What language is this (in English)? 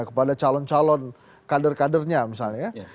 Indonesian